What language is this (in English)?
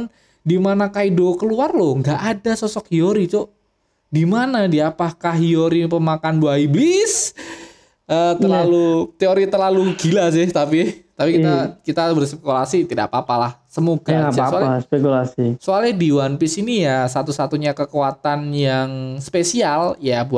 Indonesian